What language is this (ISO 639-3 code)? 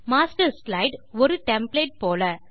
tam